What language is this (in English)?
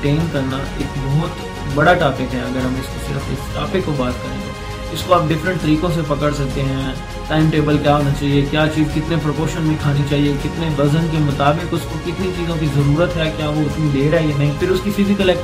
Urdu